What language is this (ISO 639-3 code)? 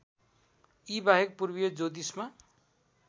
nep